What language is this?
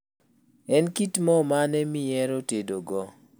Luo (Kenya and Tanzania)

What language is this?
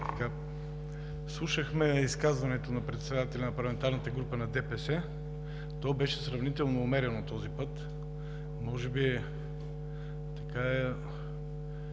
Bulgarian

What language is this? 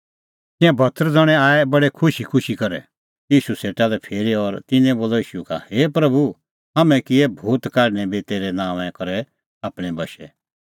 Kullu Pahari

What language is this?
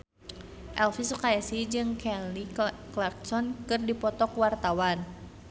Sundanese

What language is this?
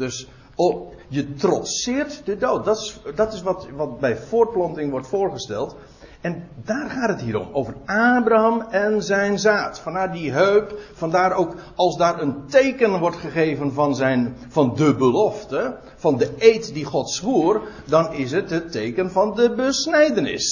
Dutch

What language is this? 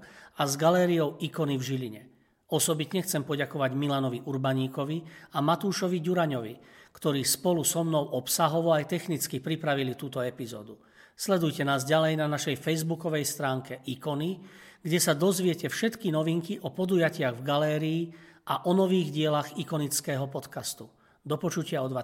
Slovak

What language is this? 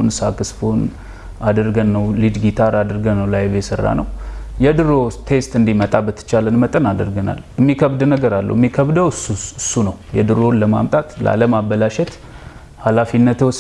Amharic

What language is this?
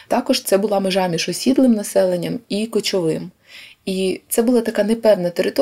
Ukrainian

